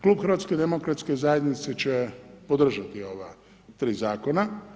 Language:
Croatian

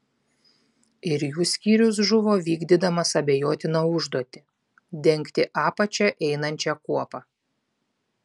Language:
Lithuanian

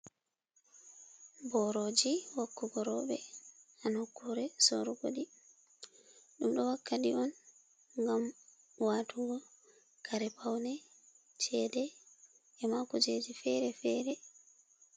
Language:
Fula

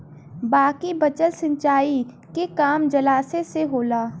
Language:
Bhojpuri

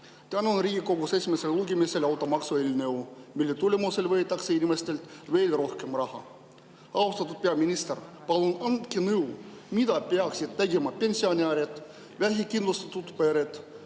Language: Estonian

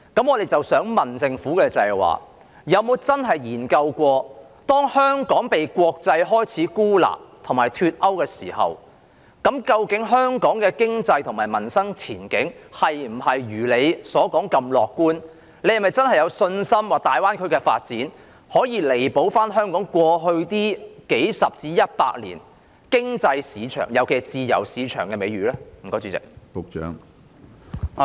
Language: Cantonese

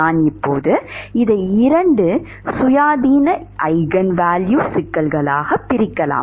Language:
Tamil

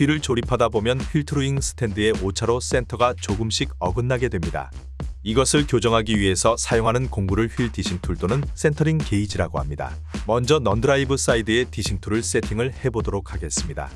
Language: Korean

